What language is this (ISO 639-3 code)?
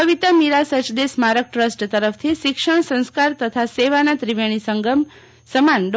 guj